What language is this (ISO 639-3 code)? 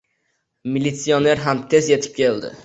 uzb